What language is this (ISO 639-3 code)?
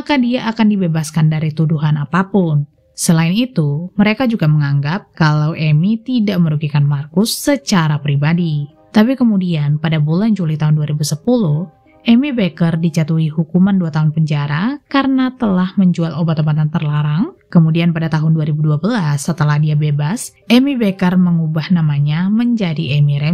ind